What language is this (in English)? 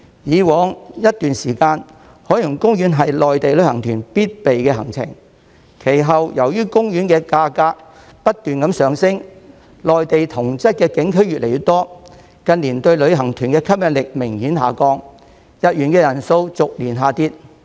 Cantonese